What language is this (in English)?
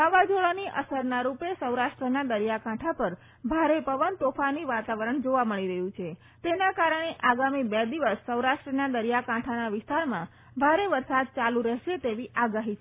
Gujarati